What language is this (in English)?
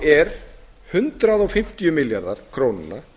Icelandic